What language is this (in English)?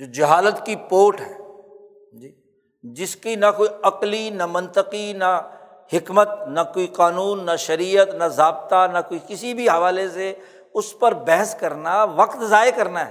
Urdu